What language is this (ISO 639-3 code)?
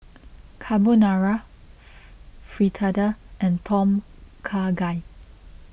eng